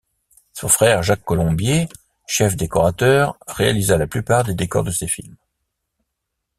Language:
French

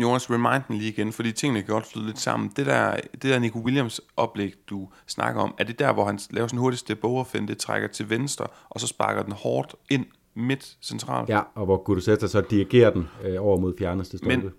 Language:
Danish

